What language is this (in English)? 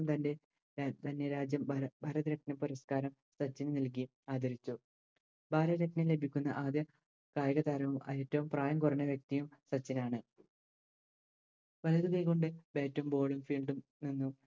Malayalam